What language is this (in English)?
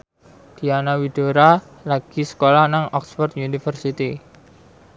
Javanese